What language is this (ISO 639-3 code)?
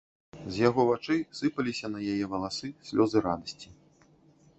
bel